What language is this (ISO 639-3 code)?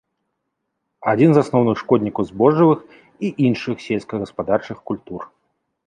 bel